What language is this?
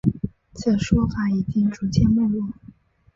Chinese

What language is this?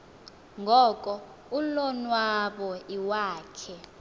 Xhosa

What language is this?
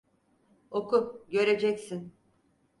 Turkish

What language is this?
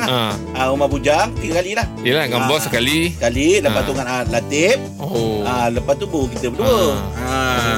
Malay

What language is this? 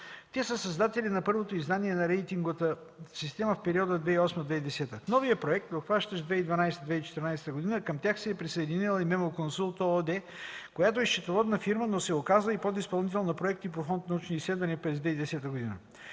Bulgarian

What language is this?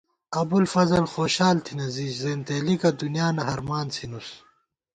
Gawar-Bati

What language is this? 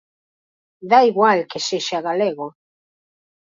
Galician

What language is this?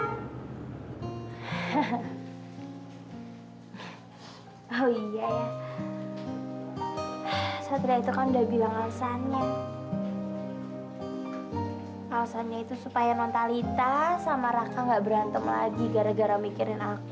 Indonesian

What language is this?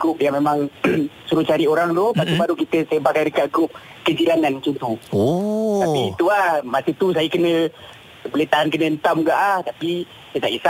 Malay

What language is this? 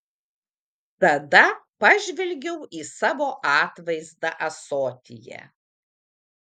Lithuanian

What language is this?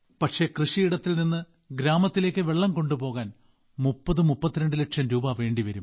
Malayalam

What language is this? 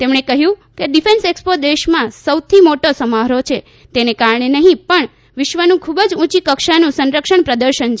Gujarati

